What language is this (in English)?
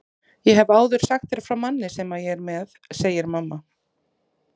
Icelandic